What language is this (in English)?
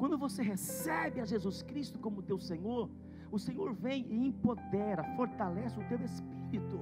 Portuguese